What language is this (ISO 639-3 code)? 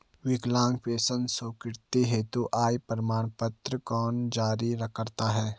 hin